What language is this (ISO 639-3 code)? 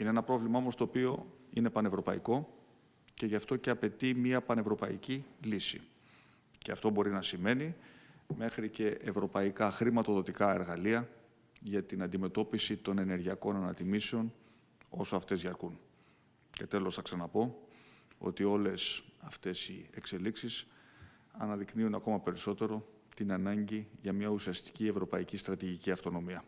ell